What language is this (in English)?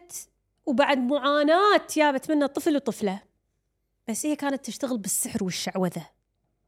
Arabic